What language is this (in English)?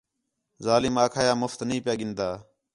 Khetrani